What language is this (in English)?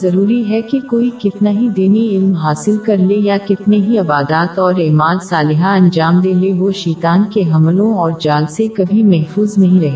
Urdu